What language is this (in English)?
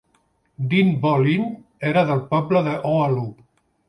Catalan